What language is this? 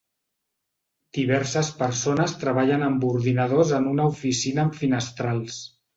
Catalan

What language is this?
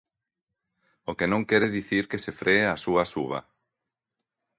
Galician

